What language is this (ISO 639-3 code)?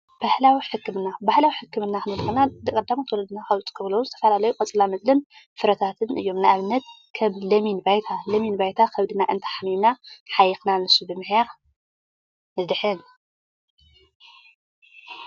tir